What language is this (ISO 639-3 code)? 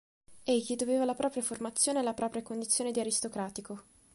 ita